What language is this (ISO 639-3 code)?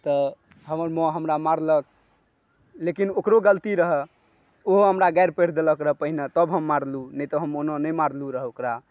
mai